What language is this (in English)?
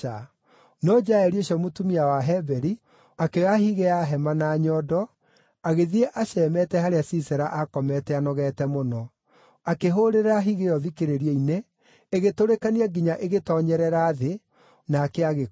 Kikuyu